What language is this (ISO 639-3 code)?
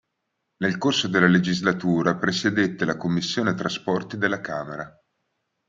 ita